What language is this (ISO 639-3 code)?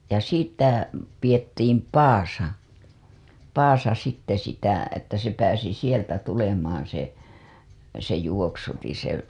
fin